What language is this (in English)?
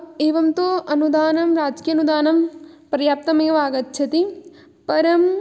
Sanskrit